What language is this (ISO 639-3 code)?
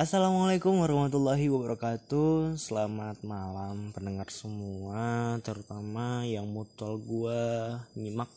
ind